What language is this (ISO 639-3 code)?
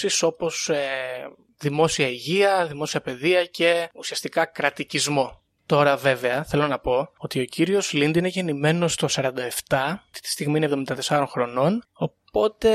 ell